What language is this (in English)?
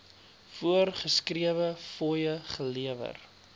Afrikaans